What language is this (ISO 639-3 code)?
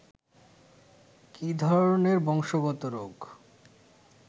ben